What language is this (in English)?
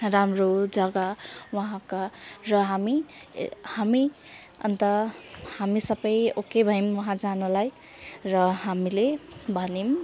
Nepali